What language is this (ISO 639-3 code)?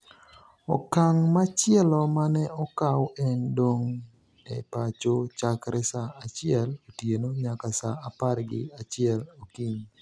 luo